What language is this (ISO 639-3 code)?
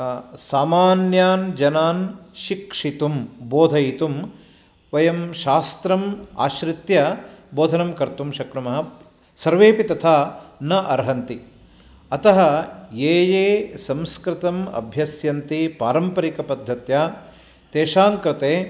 san